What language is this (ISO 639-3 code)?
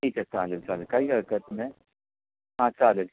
mar